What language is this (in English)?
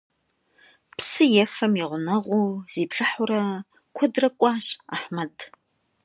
Kabardian